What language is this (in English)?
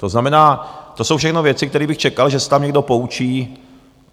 Czech